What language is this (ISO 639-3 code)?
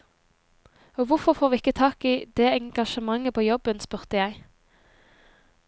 nor